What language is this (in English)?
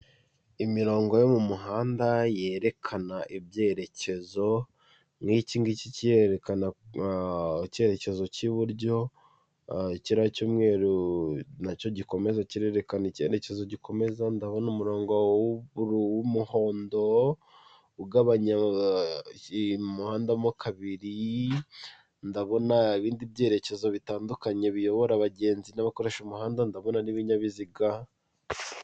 Kinyarwanda